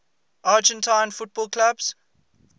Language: English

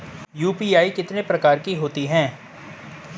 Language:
Hindi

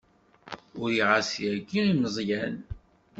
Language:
Kabyle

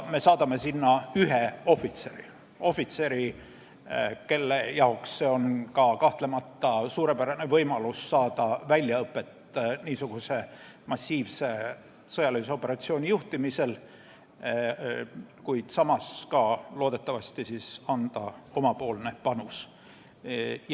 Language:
Estonian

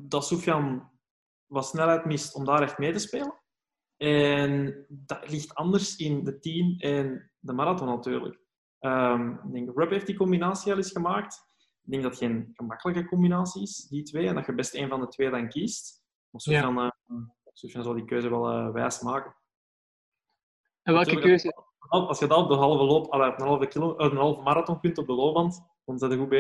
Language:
Dutch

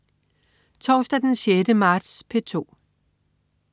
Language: Danish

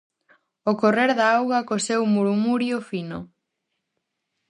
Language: Galician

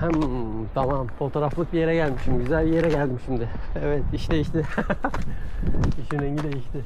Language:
Turkish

